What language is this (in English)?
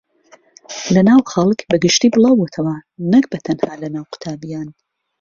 Central Kurdish